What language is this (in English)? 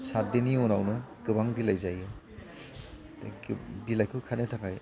Bodo